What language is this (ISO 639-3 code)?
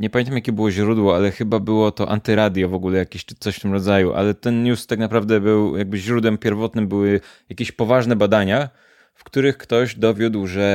pol